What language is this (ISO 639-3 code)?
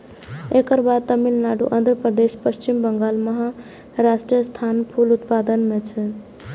mai